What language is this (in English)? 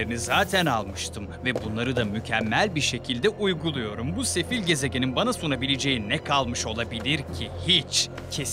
Turkish